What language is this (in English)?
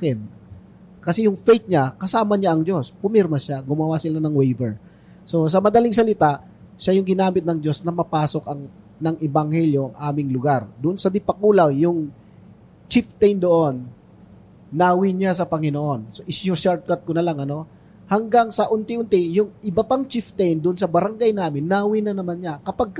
Filipino